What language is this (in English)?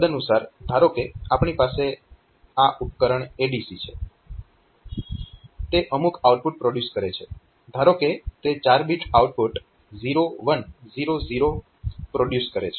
Gujarati